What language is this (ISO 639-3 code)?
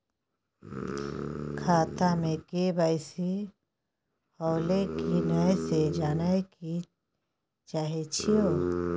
mai